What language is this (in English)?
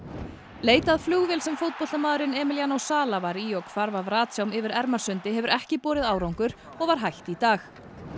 Icelandic